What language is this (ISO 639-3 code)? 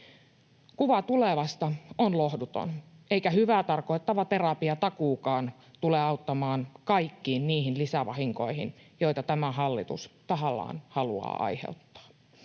fin